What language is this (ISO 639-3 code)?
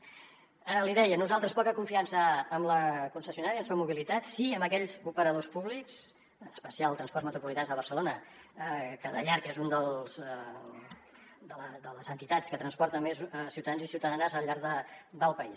cat